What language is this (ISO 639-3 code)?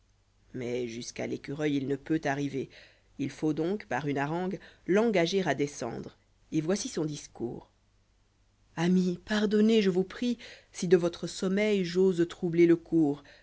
fra